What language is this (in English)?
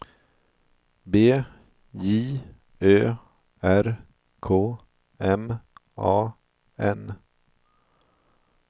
Swedish